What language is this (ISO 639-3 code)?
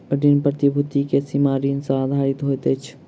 mai